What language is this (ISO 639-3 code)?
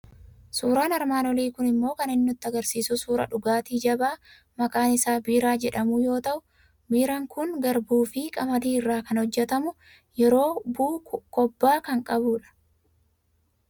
orm